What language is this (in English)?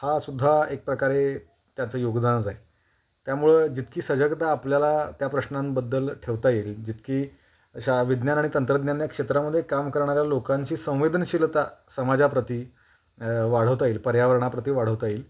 Marathi